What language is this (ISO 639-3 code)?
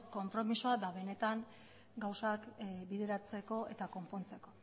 eus